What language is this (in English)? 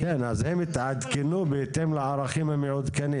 Hebrew